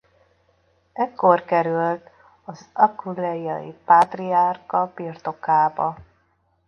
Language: Hungarian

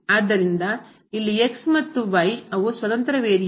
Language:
Kannada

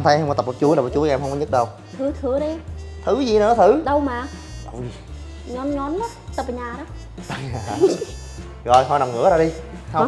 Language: Vietnamese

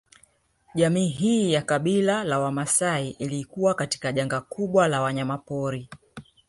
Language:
Swahili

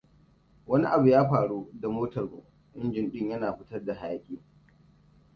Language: Hausa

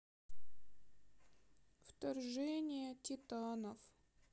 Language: Russian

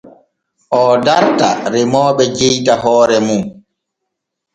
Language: Borgu Fulfulde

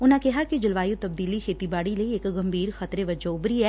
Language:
Punjabi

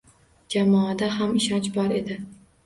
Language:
Uzbek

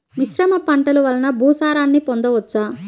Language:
Telugu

